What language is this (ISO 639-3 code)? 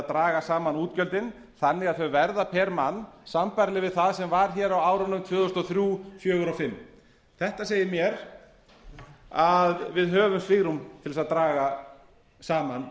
isl